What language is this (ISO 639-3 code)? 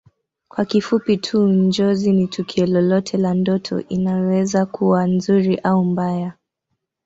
swa